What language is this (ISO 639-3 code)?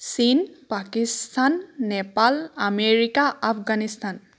asm